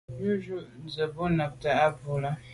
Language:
Medumba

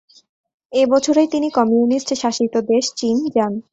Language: Bangla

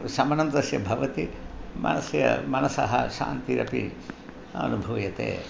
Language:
Sanskrit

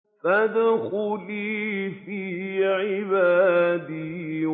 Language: Arabic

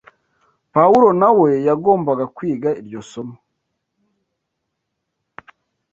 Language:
Kinyarwanda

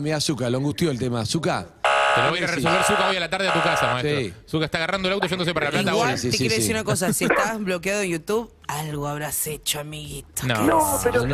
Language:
Spanish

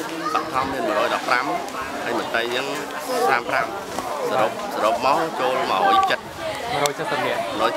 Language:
Vietnamese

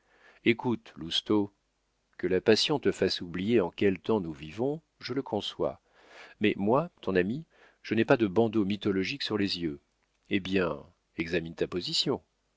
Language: French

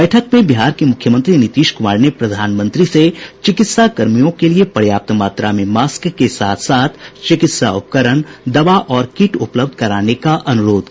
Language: Hindi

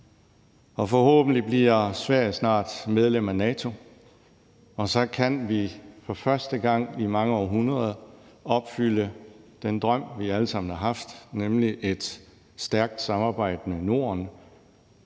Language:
Danish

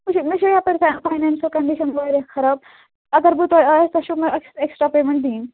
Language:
Kashmiri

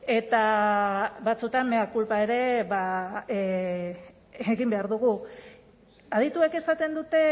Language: Basque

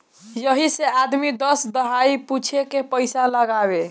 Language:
Bhojpuri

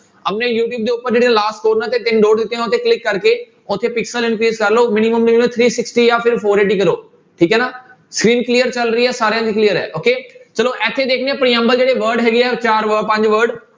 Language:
Punjabi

